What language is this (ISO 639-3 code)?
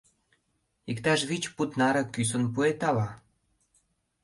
chm